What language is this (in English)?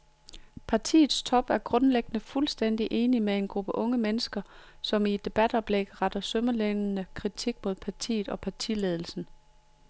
Danish